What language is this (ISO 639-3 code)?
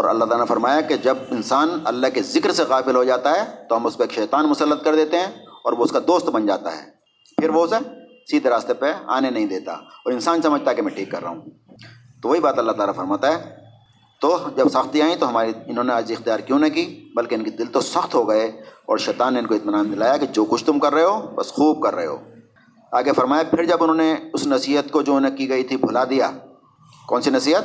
urd